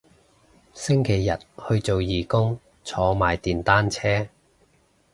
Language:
Cantonese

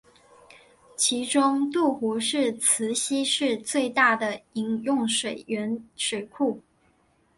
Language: Chinese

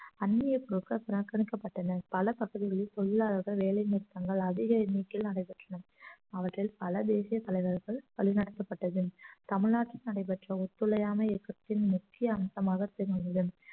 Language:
Tamil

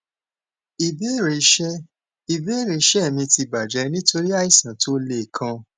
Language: Yoruba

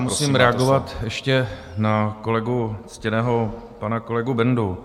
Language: Czech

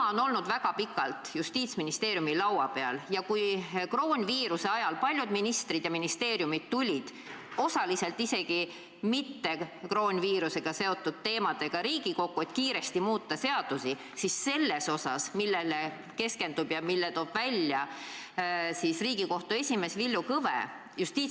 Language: Estonian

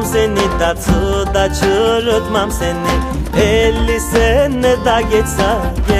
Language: Turkish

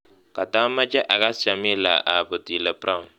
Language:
Kalenjin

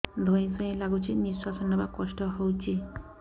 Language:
Odia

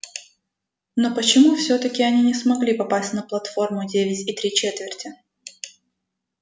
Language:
Russian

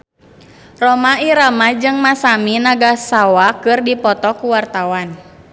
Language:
Sundanese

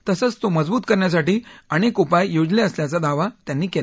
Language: Marathi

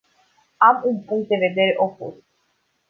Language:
Romanian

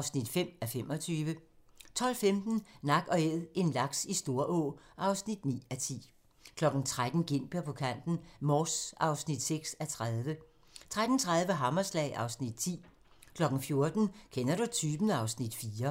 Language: Danish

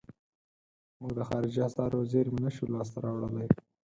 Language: Pashto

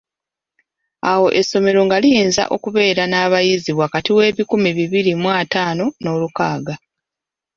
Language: Ganda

